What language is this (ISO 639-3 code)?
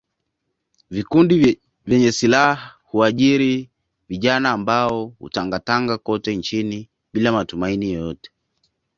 swa